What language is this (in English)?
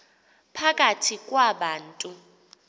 Xhosa